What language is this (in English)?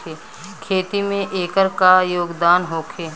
Bhojpuri